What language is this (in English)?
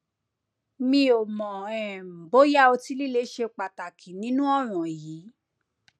Yoruba